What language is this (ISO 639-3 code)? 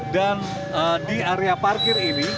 ind